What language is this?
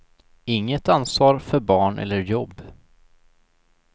Swedish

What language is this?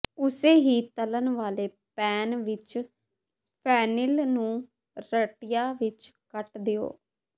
Punjabi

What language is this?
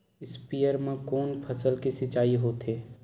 Chhattisgarhi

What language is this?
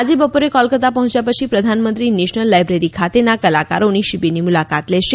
Gujarati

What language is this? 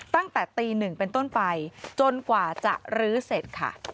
Thai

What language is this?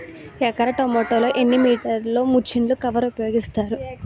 Telugu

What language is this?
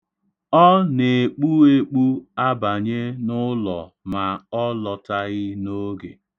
Igbo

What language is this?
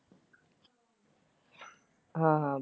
Punjabi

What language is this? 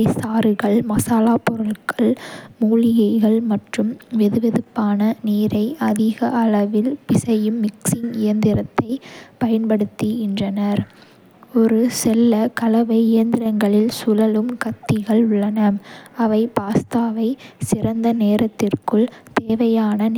Kota (India)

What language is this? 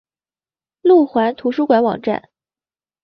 Chinese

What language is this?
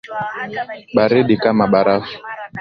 Swahili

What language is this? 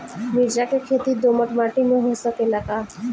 Bhojpuri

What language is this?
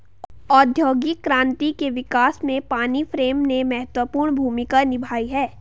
Hindi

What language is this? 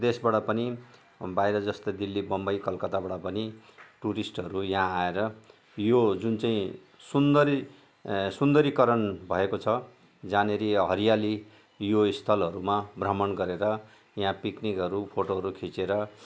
Nepali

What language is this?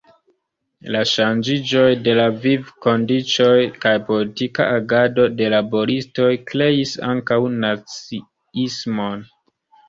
Esperanto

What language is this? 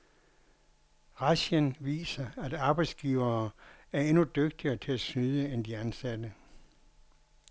Danish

